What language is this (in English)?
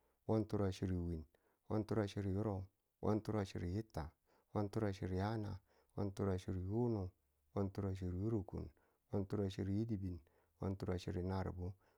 Tula